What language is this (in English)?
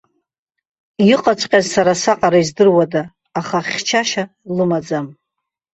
Abkhazian